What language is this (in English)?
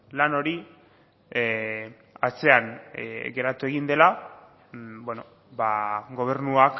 Basque